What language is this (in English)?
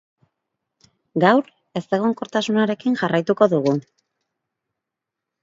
Basque